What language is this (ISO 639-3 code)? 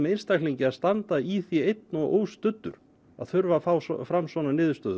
isl